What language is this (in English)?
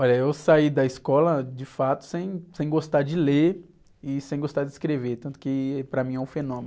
Portuguese